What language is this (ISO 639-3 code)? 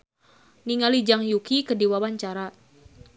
sun